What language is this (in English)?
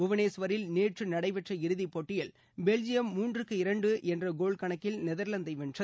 Tamil